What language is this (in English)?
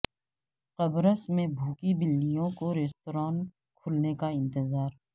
Urdu